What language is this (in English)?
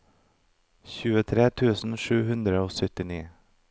Norwegian